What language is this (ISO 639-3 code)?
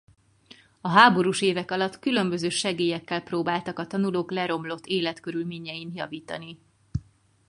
hun